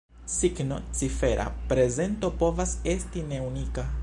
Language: Esperanto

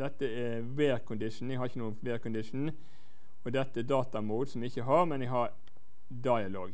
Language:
Norwegian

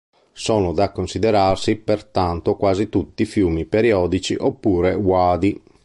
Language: Italian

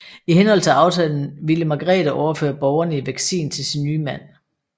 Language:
Danish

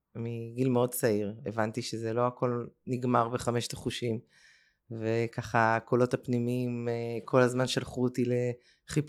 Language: Hebrew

